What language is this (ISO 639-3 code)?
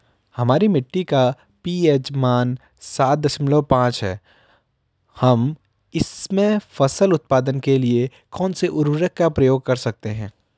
hin